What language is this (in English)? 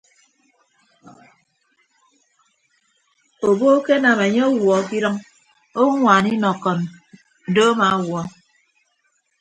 Ibibio